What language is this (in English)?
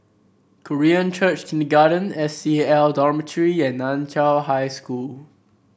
English